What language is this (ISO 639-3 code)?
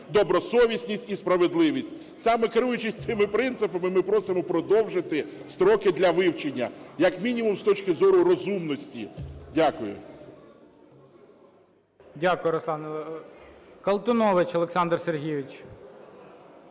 ukr